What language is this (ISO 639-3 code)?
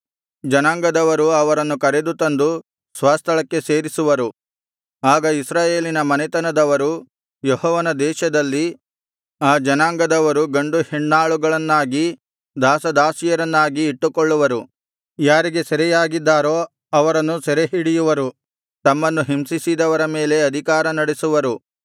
kan